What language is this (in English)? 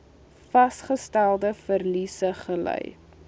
Afrikaans